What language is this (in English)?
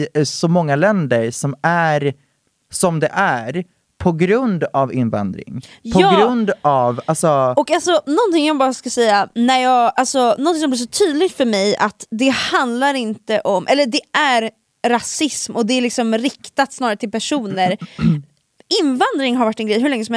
Swedish